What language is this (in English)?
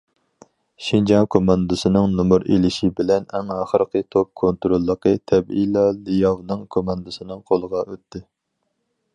Uyghur